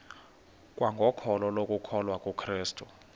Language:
Xhosa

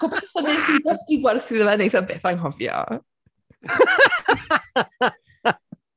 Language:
Welsh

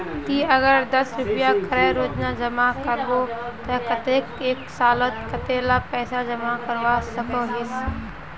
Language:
Magahi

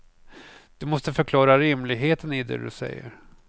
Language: Swedish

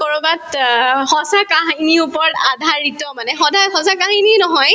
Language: Assamese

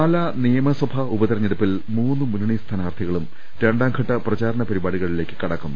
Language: Malayalam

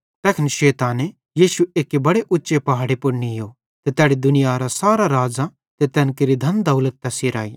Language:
Bhadrawahi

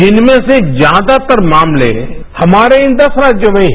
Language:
Hindi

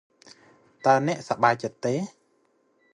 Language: Khmer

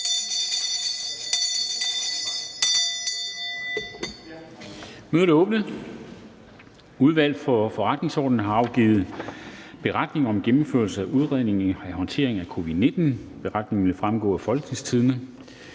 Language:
Danish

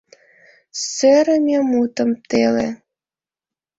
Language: Mari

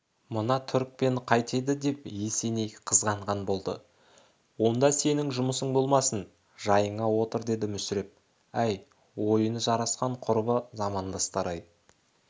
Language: Kazakh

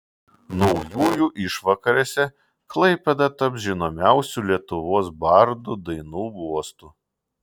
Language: Lithuanian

